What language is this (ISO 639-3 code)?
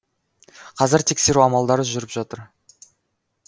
kaz